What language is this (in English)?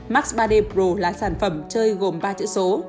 Vietnamese